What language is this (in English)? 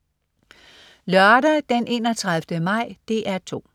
Danish